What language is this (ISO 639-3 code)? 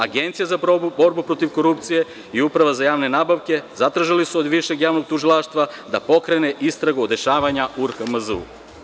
srp